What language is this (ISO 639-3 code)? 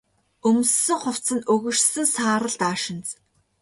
mon